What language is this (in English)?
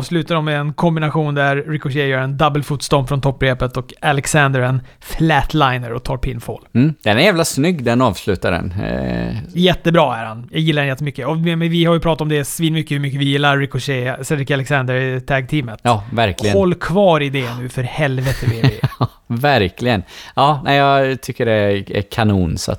Swedish